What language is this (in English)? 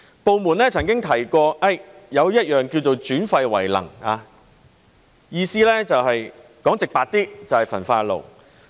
Cantonese